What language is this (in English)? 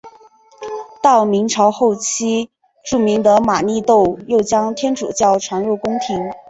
Chinese